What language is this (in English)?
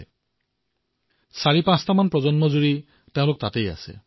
Assamese